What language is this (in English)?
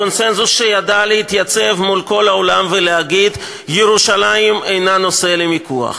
Hebrew